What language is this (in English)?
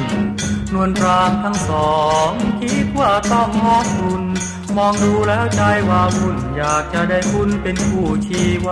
Thai